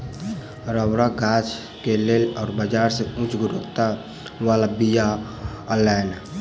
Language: Maithili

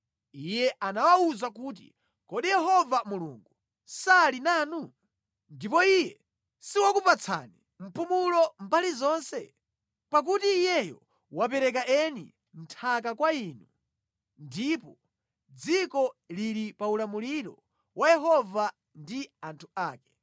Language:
Nyanja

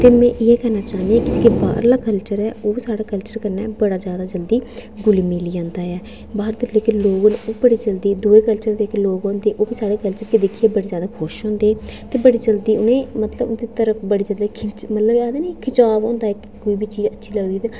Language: Dogri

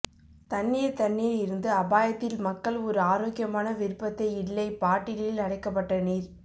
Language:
Tamil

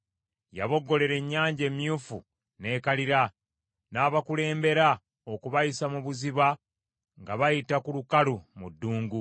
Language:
Ganda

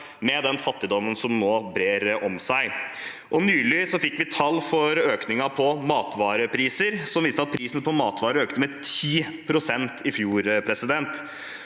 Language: Norwegian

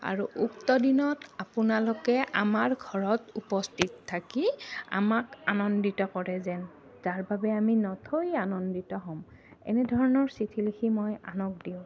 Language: Assamese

